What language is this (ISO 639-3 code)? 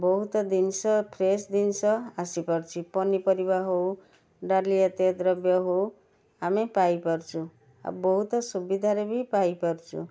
ori